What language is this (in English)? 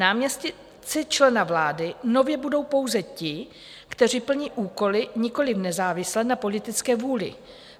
Czech